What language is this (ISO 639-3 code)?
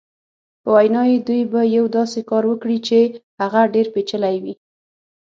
pus